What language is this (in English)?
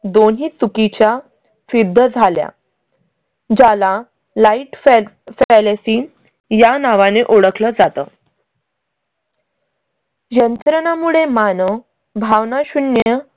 Marathi